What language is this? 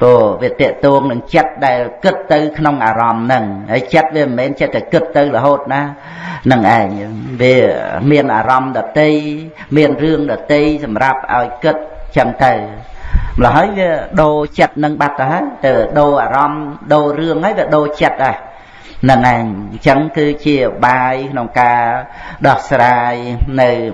Vietnamese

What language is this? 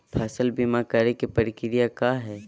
Magahi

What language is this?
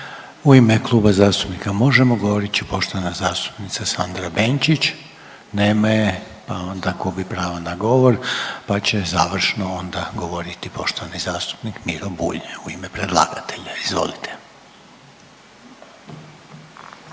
Croatian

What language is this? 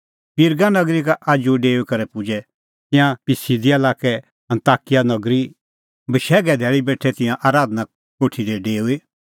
Kullu Pahari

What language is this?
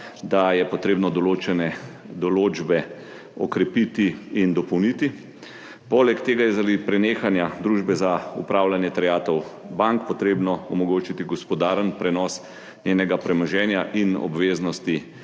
Slovenian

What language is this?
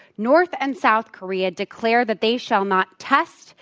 English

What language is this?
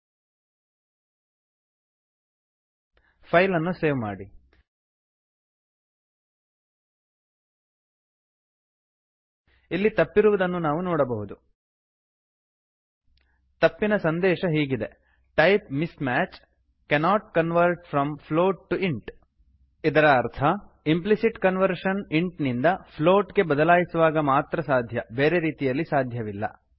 Kannada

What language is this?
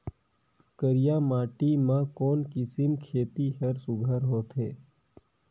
Chhattisgarhi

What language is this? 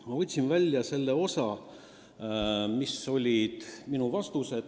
Estonian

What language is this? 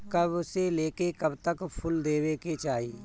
Bhojpuri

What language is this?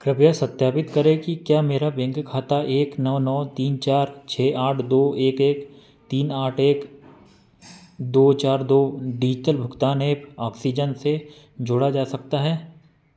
Hindi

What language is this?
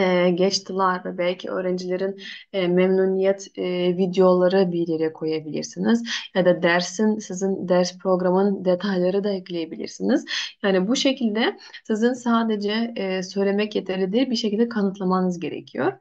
Turkish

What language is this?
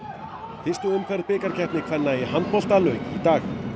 Icelandic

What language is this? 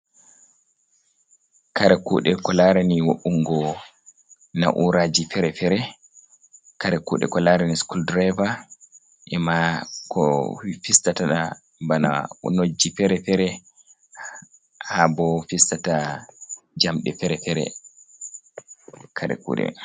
Fula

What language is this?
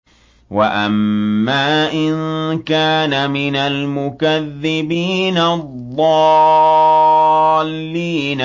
Arabic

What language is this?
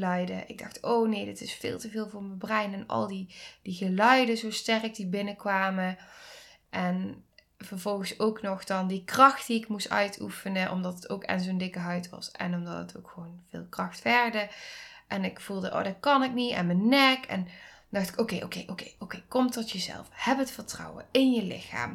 Dutch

